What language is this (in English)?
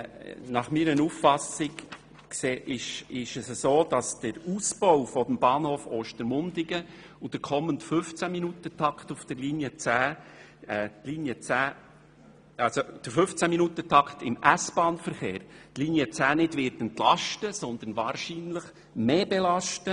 Swiss German